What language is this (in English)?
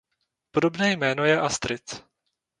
Czech